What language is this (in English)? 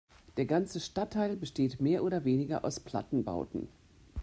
German